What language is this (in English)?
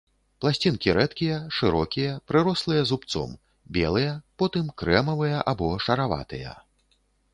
Belarusian